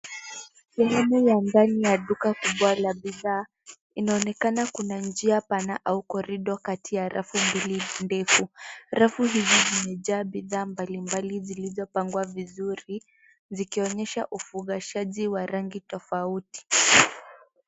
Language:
Swahili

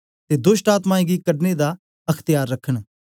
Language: Dogri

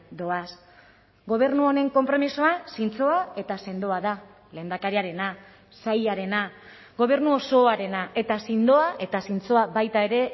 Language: Basque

